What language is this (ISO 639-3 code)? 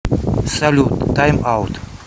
rus